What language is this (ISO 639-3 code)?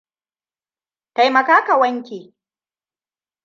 hau